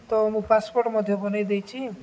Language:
Odia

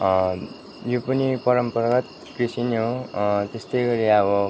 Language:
Nepali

